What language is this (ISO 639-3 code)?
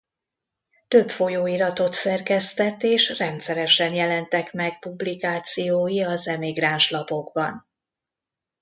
hun